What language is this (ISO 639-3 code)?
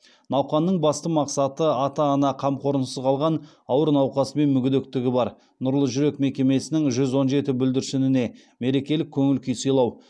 kaz